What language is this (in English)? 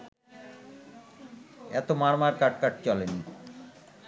Bangla